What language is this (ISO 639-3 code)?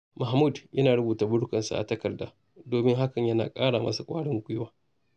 hau